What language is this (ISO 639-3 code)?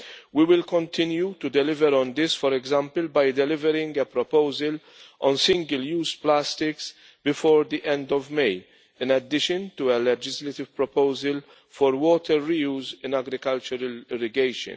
eng